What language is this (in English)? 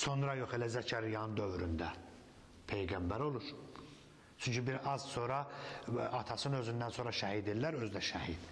Turkish